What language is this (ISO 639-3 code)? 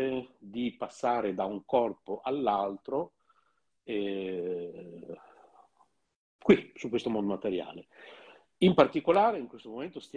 ita